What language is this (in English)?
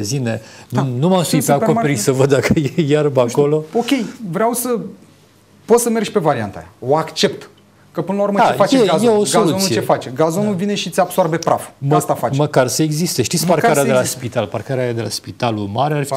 Romanian